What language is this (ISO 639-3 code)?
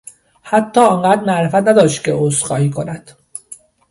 fas